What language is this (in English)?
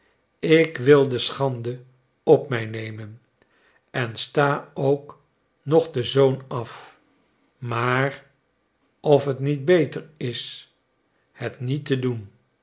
Dutch